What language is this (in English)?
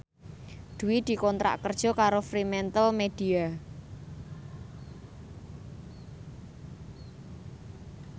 Javanese